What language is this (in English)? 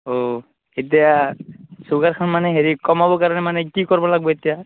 Assamese